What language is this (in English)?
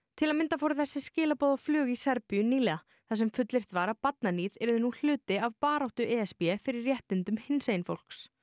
Icelandic